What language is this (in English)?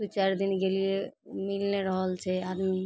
Maithili